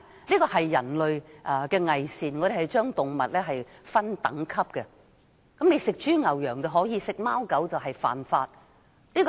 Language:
Cantonese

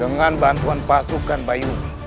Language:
Indonesian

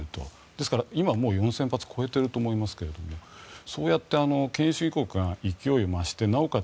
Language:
Japanese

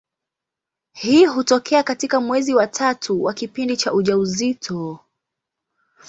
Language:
Swahili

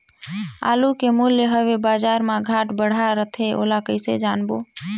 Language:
Chhattisgarhi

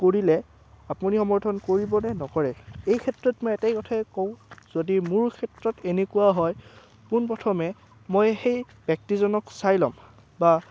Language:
Assamese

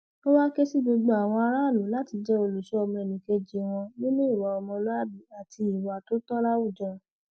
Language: Yoruba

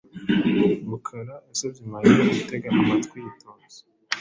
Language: Kinyarwanda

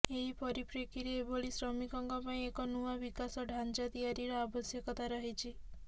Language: Odia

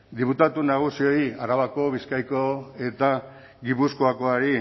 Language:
Basque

